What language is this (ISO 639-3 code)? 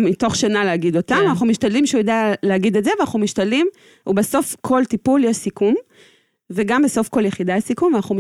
heb